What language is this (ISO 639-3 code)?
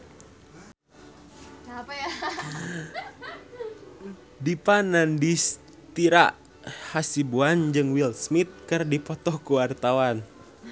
sun